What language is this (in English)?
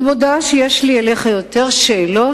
Hebrew